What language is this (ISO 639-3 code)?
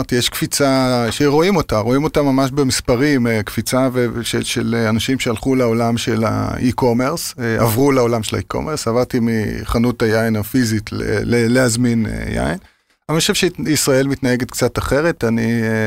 heb